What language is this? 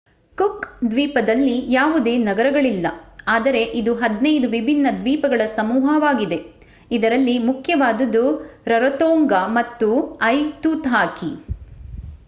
Kannada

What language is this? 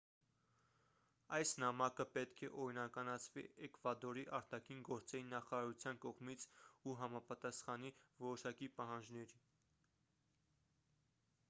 Armenian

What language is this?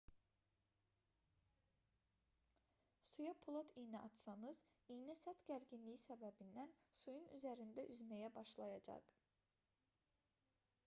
Azerbaijani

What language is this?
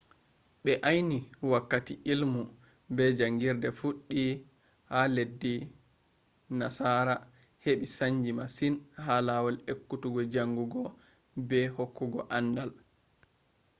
Fula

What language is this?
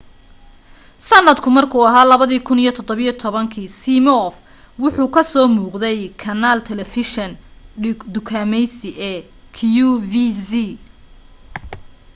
Somali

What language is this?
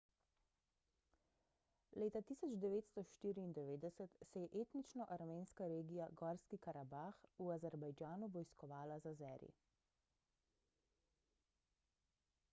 Slovenian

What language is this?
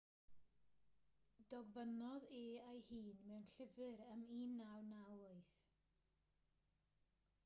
Welsh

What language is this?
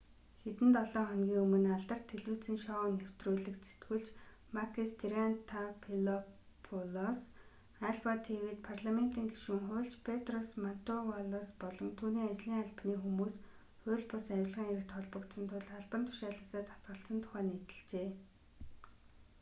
Mongolian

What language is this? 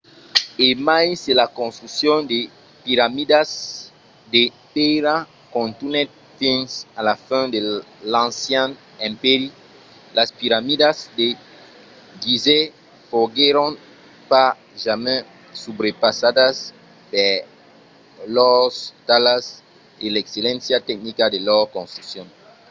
Occitan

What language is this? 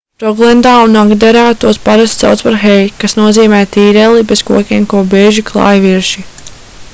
Latvian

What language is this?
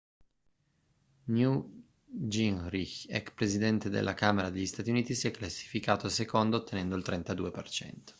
Italian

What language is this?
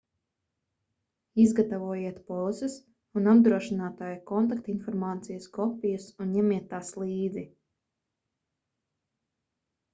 Latvian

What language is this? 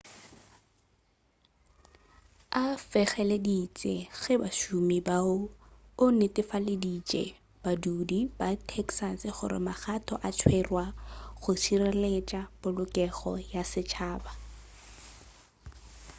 Northern Sotho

